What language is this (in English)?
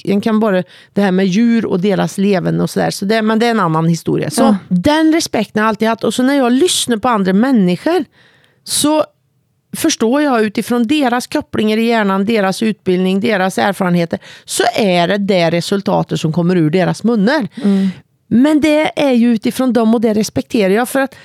Swedish